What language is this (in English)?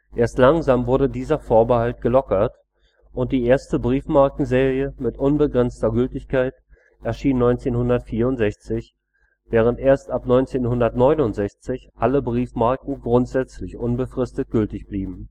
German